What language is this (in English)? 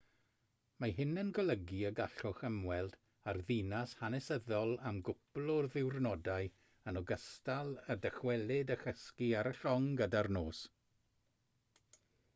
Welsh